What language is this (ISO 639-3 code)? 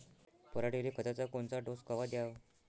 mar